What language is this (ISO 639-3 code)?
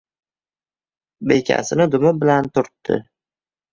uzb